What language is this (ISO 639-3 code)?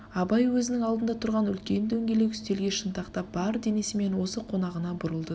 kaz